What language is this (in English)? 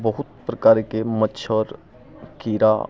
Maithili